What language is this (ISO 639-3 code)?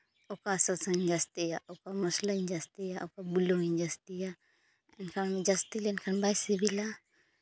sat